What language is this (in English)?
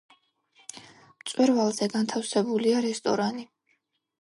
Georgian